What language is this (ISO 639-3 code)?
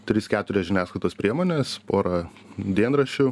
lit